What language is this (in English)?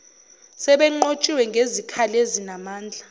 Zulu